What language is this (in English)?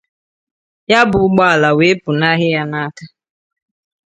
Igbo